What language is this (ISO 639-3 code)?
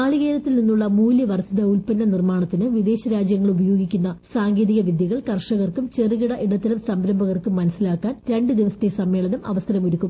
mal